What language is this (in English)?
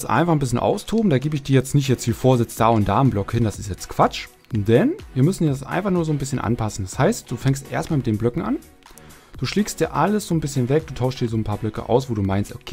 German